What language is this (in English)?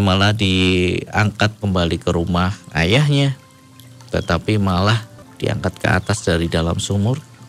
Indonesian